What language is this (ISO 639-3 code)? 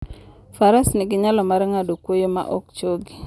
luo